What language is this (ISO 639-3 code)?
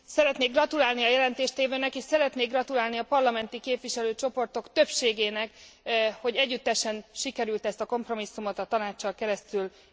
hun